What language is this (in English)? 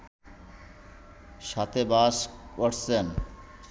Bangla